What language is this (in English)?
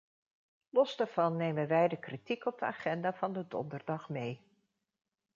Dutch